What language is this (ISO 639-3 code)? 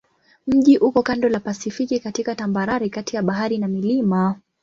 swa